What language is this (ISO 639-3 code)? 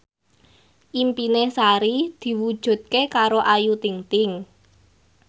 jav